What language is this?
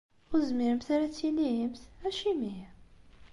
Kabyle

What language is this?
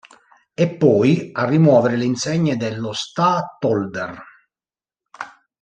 Italian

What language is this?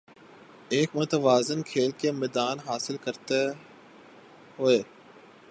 Urdu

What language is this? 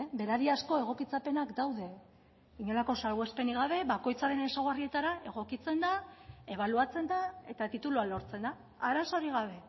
Basque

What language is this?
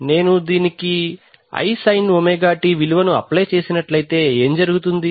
Telugu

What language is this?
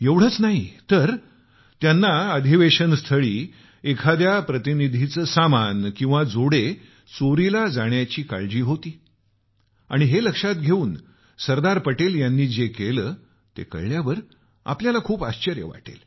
Marathi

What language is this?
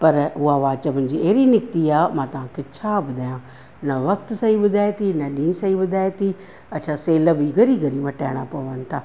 Sindhi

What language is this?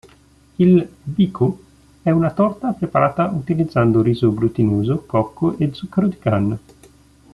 Italian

